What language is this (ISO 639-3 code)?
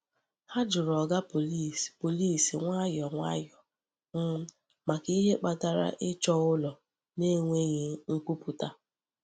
ibo